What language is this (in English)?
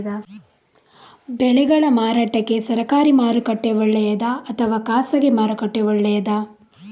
Kannada